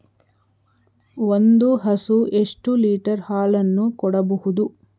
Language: Kannada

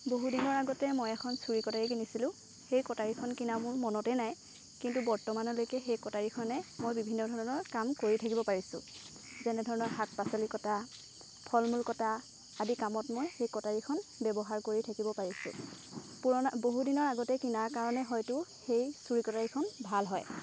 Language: Assamese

